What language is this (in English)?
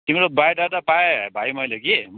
Nepali